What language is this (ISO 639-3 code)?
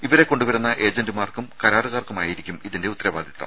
mal